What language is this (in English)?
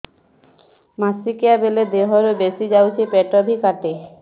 Odia